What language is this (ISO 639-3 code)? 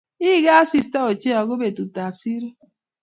kln